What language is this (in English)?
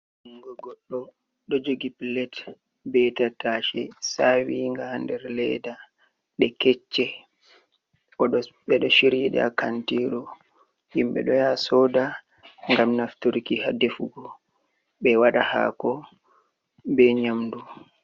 Fula